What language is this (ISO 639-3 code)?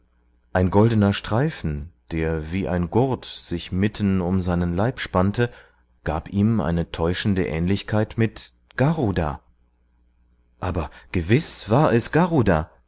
deu